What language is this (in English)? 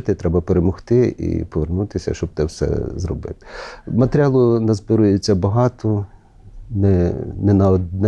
Ukrainian